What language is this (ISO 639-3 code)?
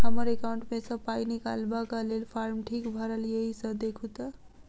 mai